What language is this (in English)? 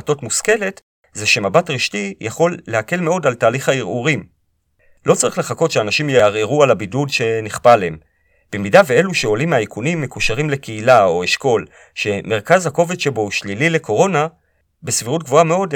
Hebrew